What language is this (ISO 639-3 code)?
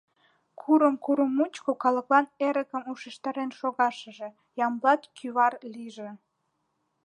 chm